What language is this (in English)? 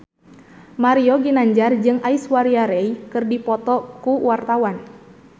Sundanese